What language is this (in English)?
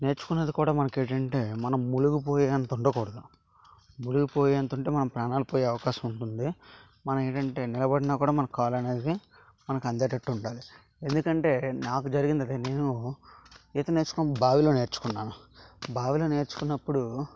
Telugu